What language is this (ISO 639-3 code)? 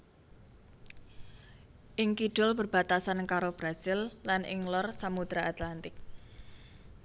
jav